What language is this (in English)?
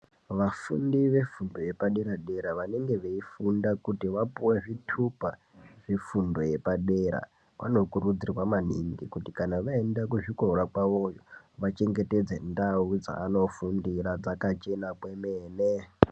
Ndau